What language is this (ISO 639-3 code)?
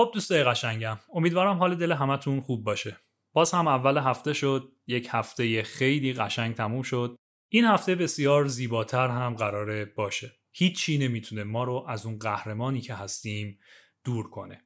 fas